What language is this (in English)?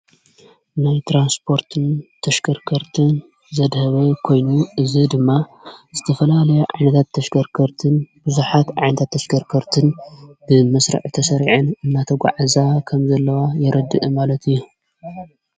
Tigrinya